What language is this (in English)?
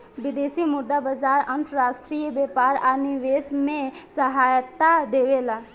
Bhojpuri